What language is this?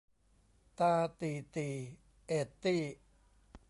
Thai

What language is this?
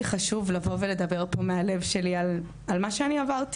Hebrew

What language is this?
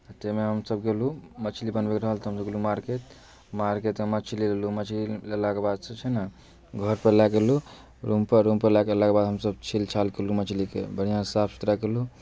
Maithili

